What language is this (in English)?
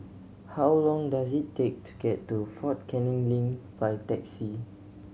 English